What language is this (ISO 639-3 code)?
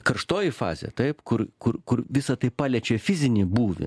lit